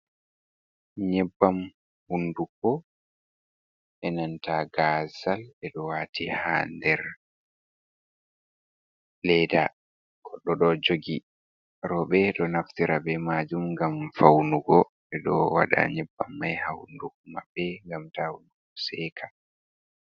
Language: Fula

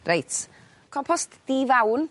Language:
Welsh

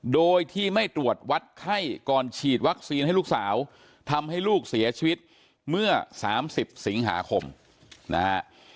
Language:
Thai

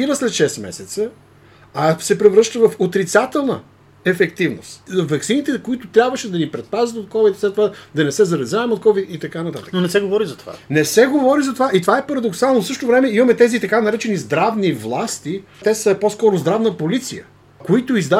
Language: Bulgarian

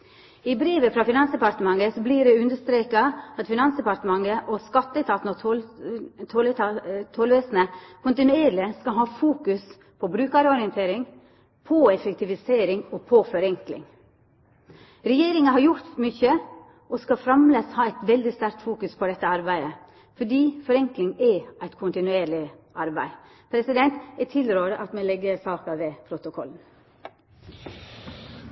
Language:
Norwegian Nynorsk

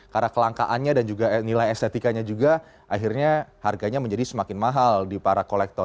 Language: Indonesian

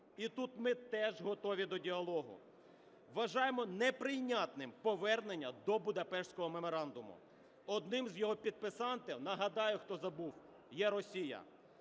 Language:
Ukrainian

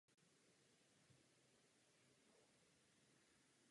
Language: Czech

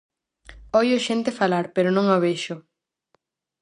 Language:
Galician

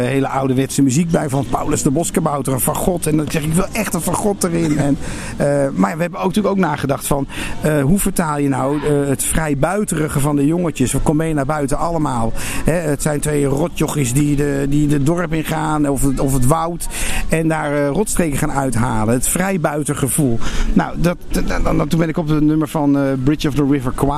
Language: Dutch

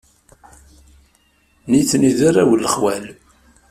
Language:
Kabyle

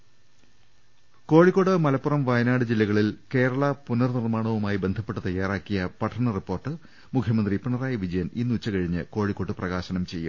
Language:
Malayalam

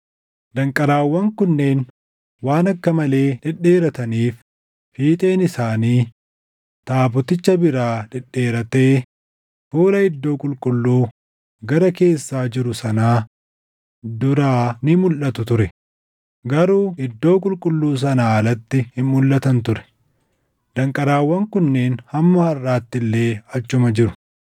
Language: Oromo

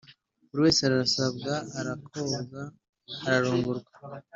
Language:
Kinyarwanda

